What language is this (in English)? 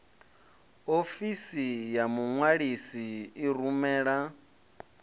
Venda